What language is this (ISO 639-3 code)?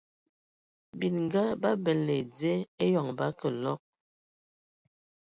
ewo